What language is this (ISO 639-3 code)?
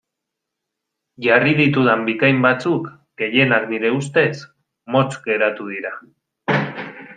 eus